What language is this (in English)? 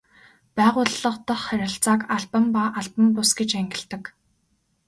Mongolian